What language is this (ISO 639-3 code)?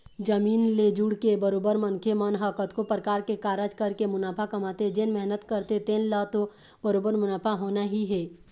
hne